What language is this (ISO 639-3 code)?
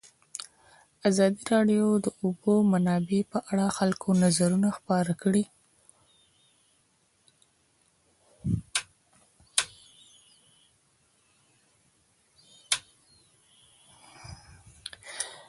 pus